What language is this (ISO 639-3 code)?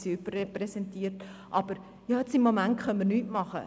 gsw